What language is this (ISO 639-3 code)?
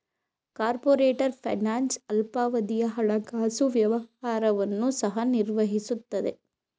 kan